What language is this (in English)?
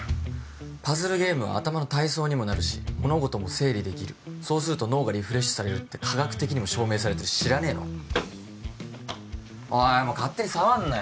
Japanese